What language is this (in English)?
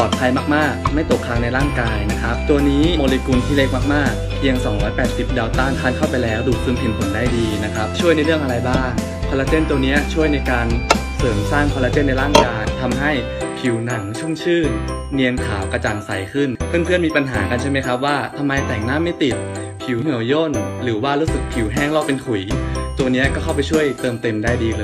Thai